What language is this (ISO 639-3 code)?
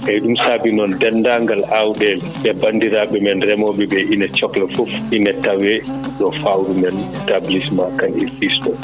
ful